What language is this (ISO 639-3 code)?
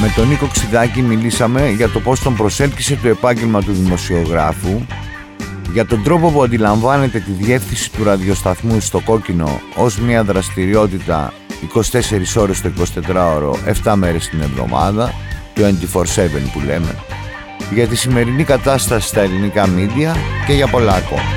ell